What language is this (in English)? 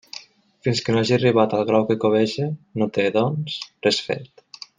Catalan